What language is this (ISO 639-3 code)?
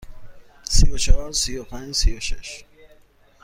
fas